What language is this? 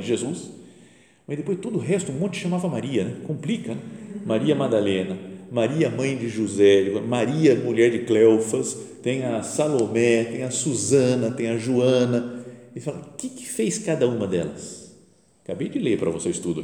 Portuguese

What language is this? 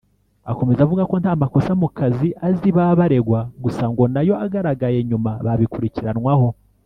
Kinyarwanda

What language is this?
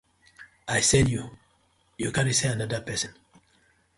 Nigerian Pidgin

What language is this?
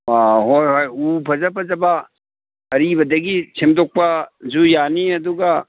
Manipuri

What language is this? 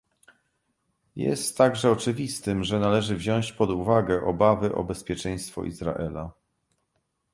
Polish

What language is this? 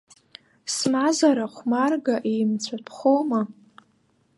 Abkhazian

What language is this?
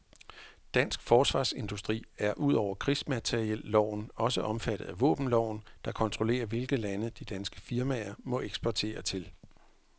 Danish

